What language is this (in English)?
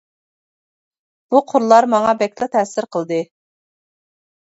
Uyghur